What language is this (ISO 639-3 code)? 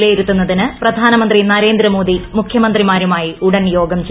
mal